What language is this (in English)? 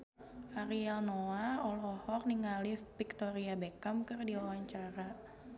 Sundanese